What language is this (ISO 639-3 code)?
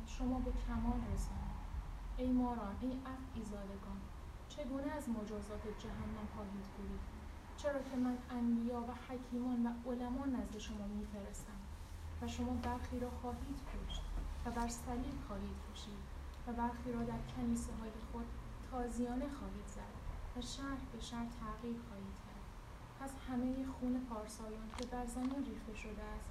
fas